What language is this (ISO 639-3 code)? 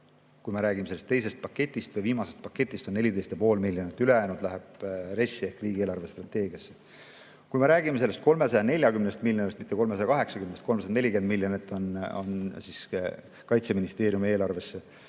est